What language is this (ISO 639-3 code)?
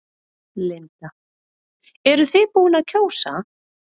isl